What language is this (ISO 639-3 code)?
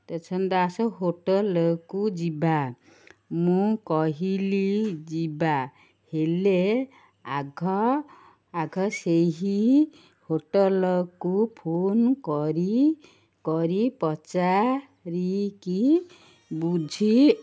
ori